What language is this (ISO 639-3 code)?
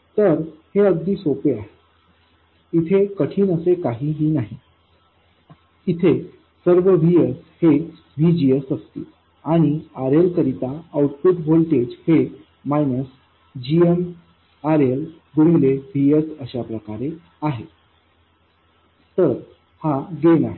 mar